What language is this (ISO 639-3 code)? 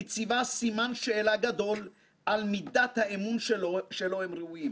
heb